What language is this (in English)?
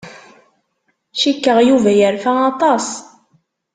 Kabyle